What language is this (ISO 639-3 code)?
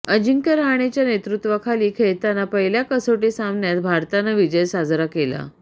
mar